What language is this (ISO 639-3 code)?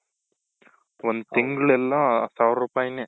kan